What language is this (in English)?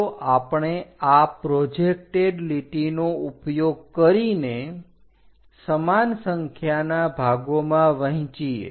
Gujarati